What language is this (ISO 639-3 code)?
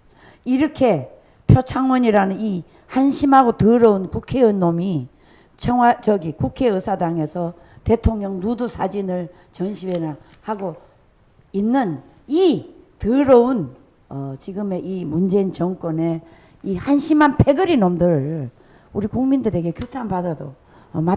kor